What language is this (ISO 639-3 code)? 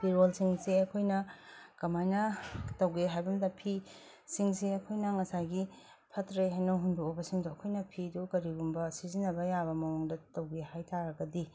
mni